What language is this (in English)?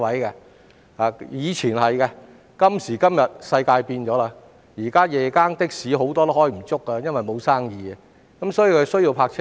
Cantonese